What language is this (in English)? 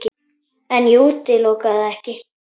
Icelandic